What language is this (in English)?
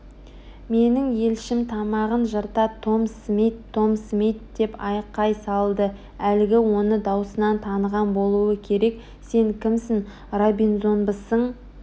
Kazakh